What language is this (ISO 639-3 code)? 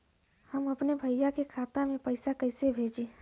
bho